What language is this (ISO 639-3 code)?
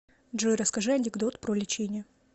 rus